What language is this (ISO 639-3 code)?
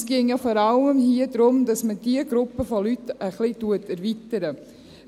gsw